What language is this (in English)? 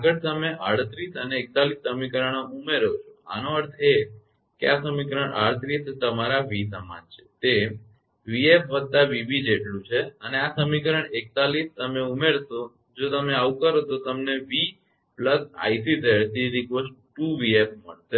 Gujarati